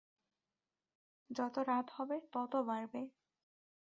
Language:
Bangla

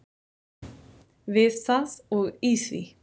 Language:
Icelandic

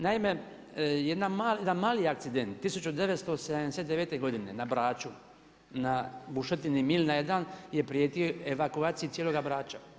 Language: Croatian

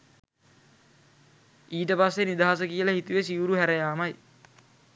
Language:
Sinhala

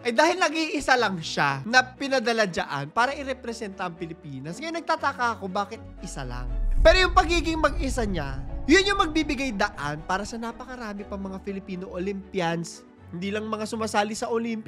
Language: Filipino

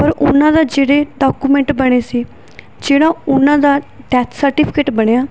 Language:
Punjabi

